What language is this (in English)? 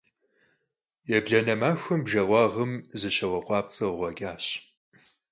Kabardian